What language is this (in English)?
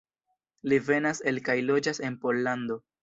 Esperanto